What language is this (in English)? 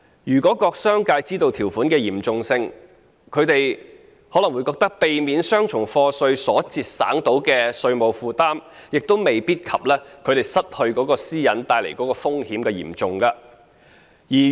Cantonese